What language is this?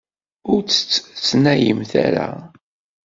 Kabyle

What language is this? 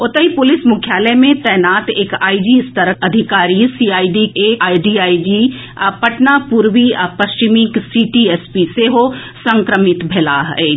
Maithili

